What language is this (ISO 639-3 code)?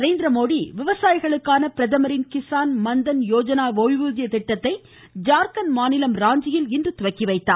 tam